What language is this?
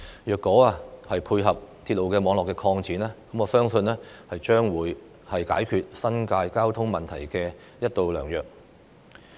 Cantonese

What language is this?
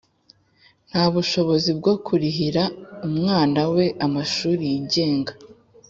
Kinyarwanda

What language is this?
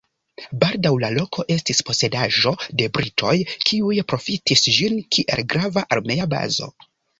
Esperanto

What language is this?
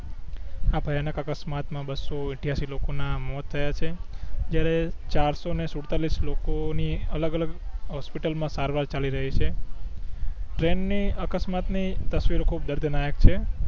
Gujarati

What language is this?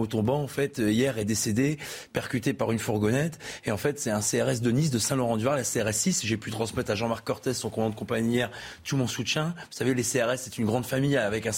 French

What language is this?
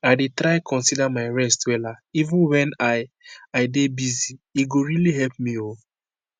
Nigerian Pidgin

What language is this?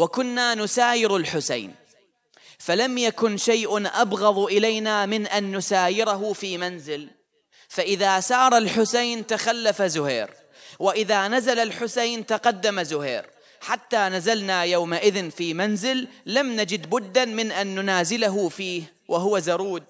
Arabic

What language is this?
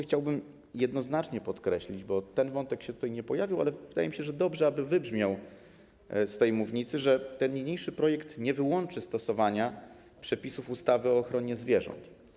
Polish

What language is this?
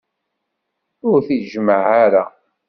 Kabyle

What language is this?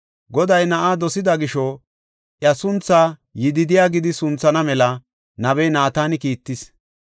Gofa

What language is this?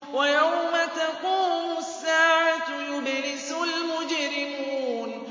Arabic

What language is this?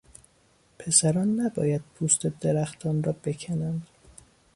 Persian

